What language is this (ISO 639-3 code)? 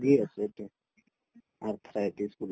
asm